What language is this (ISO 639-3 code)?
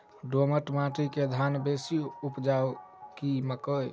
mai